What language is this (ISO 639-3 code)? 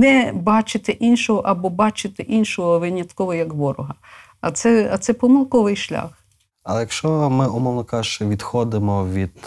ukr